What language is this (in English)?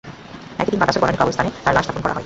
Bangla